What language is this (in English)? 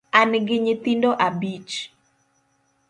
Luo (Kenya and Tanzania)